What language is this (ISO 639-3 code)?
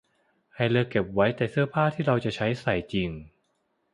tha